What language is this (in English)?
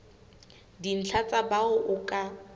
Southern Sotho